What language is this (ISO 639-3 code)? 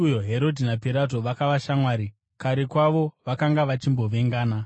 sna